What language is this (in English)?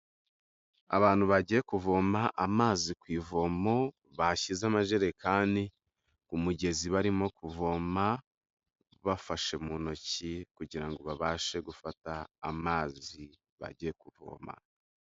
Kinyarwanda